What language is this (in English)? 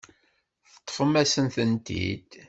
Kabyle